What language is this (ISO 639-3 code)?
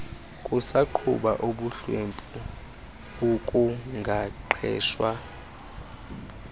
xho